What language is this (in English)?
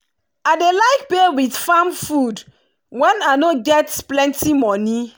Nigerian Pidgin